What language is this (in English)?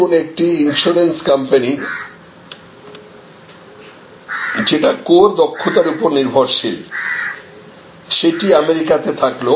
Bangla